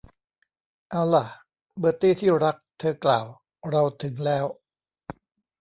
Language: Thai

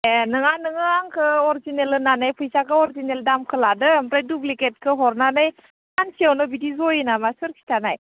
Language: Bodo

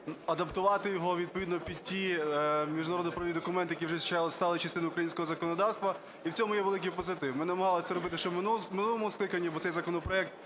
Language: Ukrainian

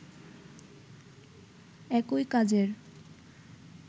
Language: Bangla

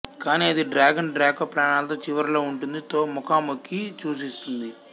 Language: Telugu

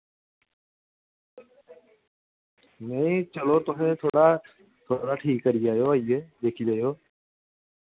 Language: Dogri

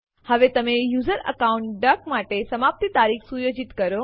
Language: Gujarati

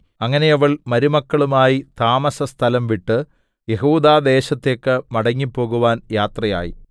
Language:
Malayalam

